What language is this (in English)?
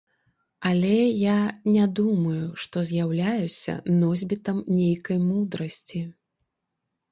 Belarusian